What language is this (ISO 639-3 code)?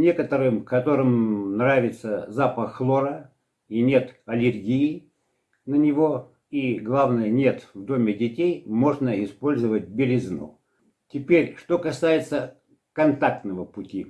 rus